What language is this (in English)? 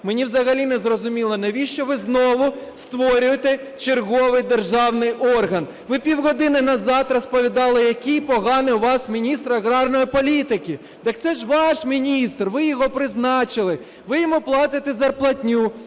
Ukrainian